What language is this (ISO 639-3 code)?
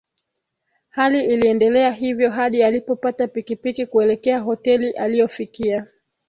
swa